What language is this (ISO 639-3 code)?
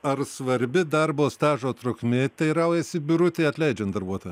lit